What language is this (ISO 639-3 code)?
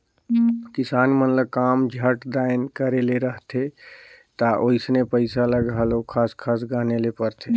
hne